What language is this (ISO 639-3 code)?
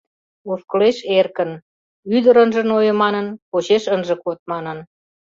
chm